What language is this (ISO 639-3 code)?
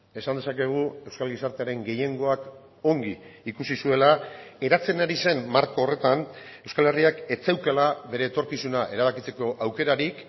eus